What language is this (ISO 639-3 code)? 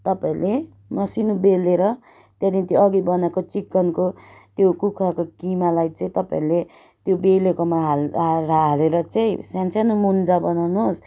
nep